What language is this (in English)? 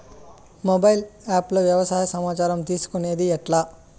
Telugu